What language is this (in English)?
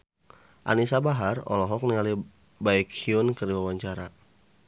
Sundanese